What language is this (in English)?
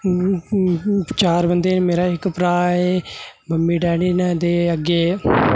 Dogri